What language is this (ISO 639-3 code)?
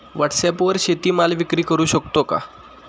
mar